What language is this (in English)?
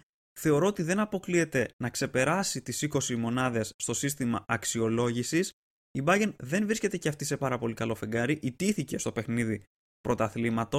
Greek